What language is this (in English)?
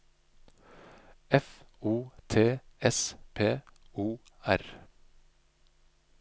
Norwegian